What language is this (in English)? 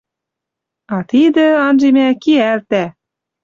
Western Mari